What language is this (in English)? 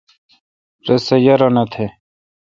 Kalkoti